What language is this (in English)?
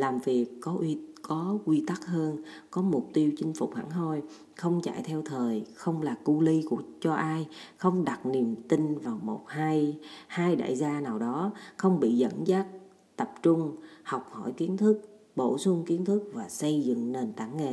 Vietnamese